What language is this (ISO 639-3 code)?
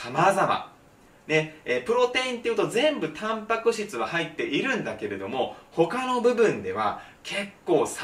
jpn